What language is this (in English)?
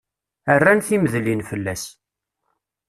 Kabyle